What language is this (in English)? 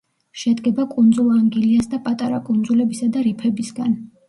Georgian